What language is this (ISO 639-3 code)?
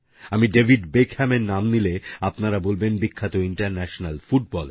ben